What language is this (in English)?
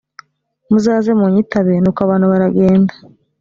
Kinyarwanda